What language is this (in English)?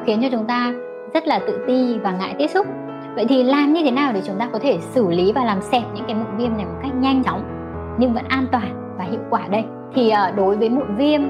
Vietnamese